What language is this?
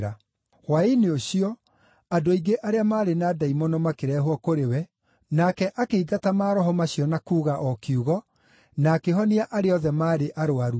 Kikuyu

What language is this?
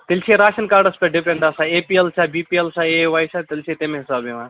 Kashmiri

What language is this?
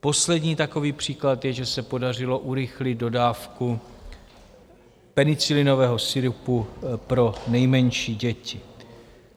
Czech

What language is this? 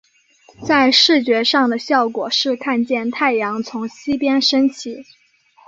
Chinese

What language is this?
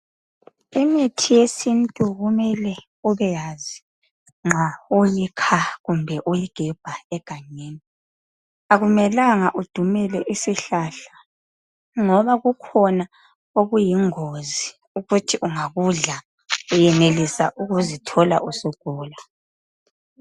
North Ndebele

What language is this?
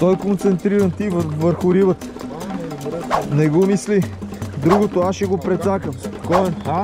Bulgarian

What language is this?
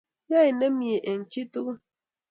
Kalenjin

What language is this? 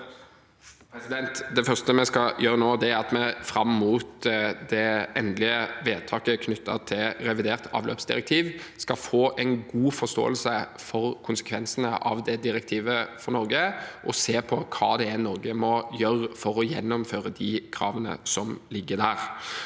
Norwegian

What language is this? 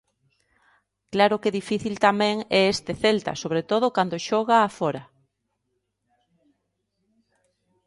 Galician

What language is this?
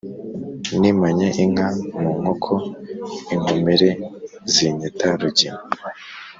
Kinyarwanda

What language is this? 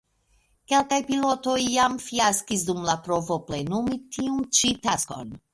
Esperanto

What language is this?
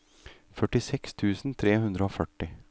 Norwegian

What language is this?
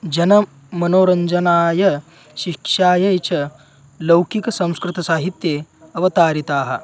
Sanskrit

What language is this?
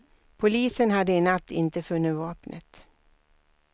Swedish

